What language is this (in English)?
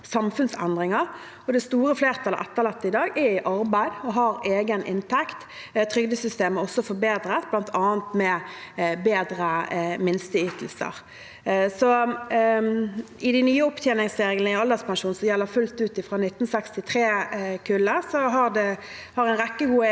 Norwegian